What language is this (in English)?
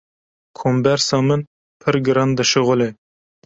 Kurdish